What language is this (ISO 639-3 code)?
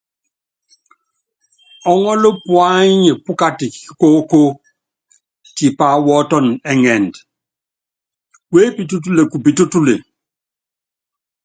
yav